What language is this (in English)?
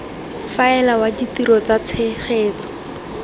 Tswana